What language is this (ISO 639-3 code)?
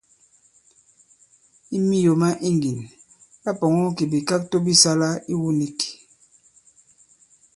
abb